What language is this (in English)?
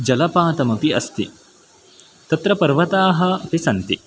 Sanskrit